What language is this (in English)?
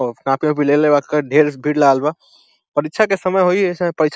Bhojpuri